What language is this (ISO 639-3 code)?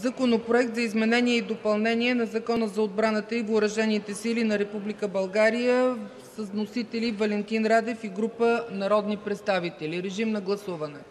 bul